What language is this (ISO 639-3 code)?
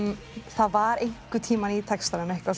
isl